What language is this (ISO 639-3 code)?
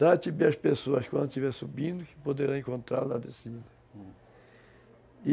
por